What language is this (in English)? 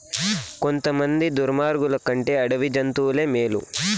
Telugu